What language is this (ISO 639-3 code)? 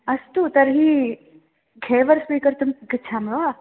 san